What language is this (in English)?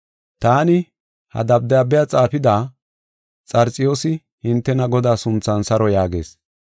Gofa